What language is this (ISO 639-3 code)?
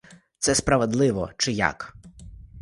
ukr